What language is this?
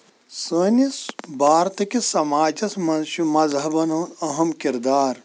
Kashmiri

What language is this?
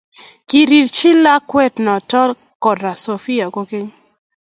Kalenjin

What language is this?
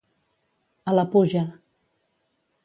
Catalan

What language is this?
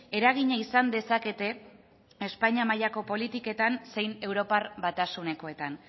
Basque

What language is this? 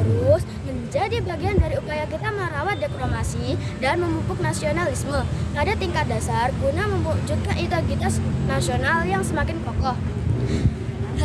Indonesian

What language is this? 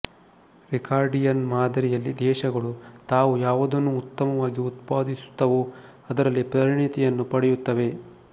Kannada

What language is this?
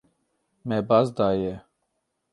Kurdish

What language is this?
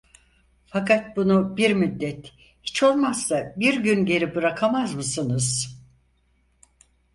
Turkish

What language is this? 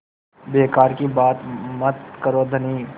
Hindi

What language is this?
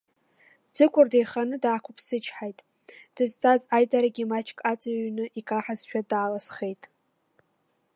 Abkhazian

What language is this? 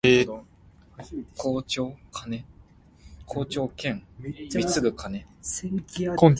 Min Nan Chinese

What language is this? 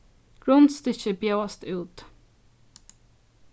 Faroese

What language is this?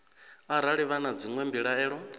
Venda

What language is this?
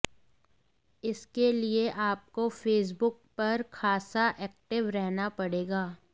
Hindi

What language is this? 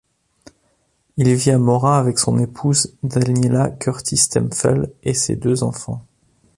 French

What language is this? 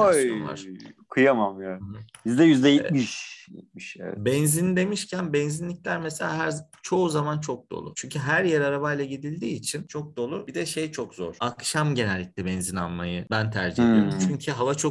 Turkish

